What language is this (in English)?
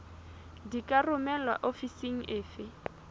Southern Sotho